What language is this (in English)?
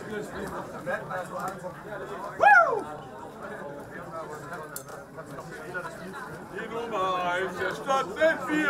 German